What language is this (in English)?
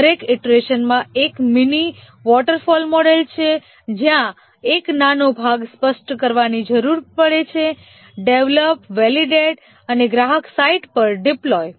Gujarati